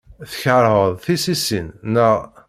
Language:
Kabyle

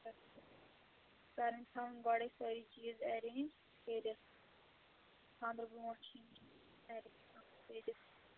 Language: Kashmiri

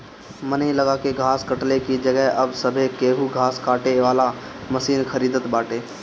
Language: Bhojpuri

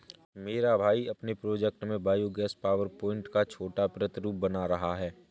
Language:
Hindi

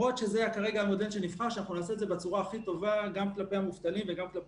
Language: Hebrew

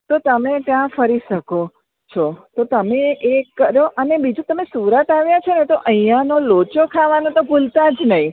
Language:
Gujarati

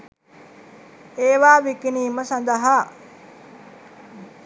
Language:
Sinhala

